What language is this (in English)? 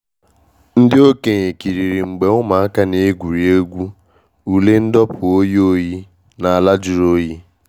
Igbo